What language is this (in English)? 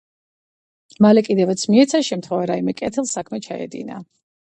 Georgian